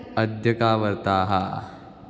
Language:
Sanskrit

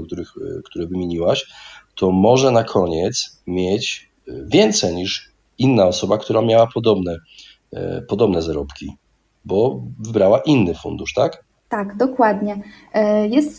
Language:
Polish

